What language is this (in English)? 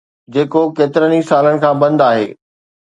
Sindhi